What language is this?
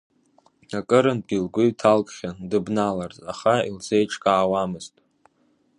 Abkhazian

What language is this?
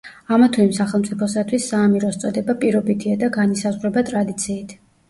Georgian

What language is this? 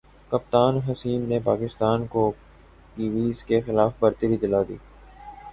Urdu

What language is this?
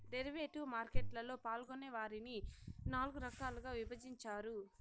Telugu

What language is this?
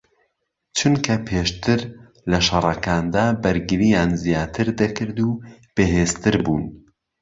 Central Kurdish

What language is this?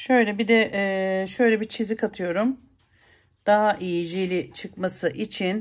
Turkish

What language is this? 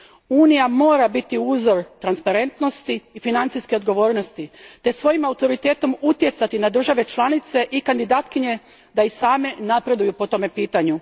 Croatian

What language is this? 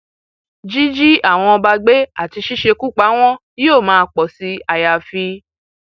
Yoruba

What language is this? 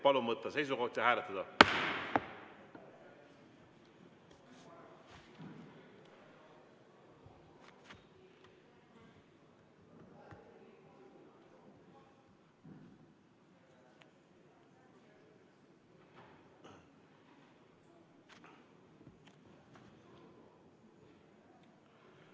Estonian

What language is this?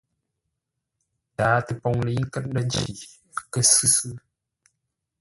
Ngombale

